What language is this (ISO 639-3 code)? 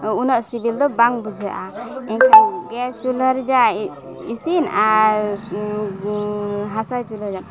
sat